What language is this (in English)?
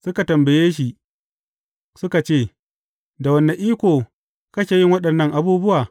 Hausa